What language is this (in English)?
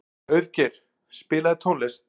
Icelandic